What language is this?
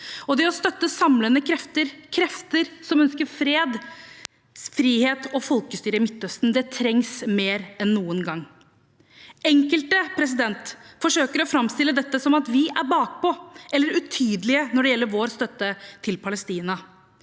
Norwegian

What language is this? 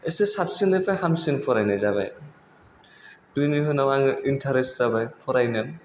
Bodo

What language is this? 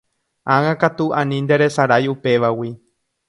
Guarani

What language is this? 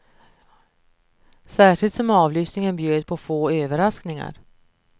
Swedish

